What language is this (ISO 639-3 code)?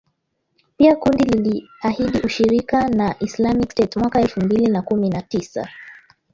swa